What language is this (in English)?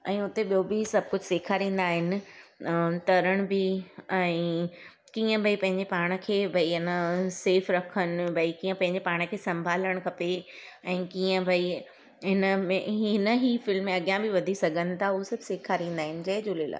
Sindhi